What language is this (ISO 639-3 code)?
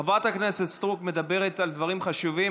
heb